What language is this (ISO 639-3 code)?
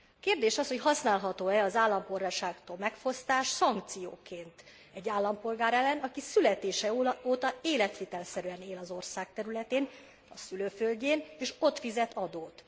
hun